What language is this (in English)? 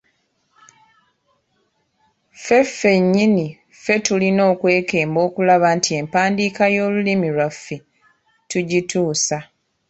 Ganda